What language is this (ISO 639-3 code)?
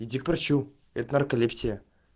rus